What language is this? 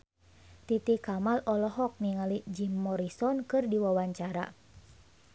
Sundanese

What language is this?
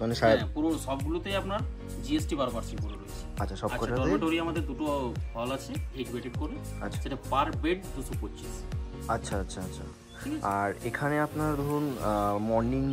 Hindi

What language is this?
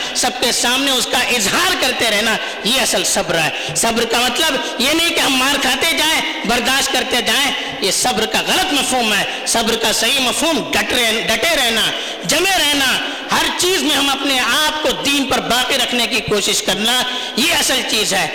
Urdu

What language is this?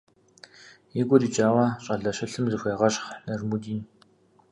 Kabardian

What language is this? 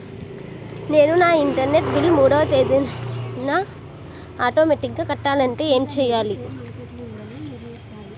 Telugu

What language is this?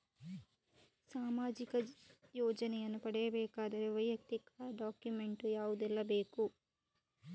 Kannada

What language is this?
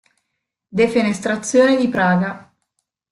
Italian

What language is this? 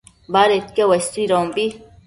Matsés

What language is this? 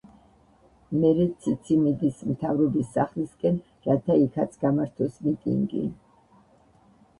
Georgian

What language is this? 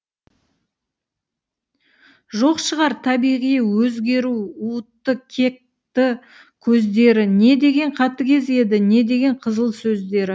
Kazakh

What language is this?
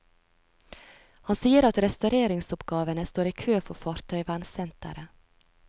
Norwegian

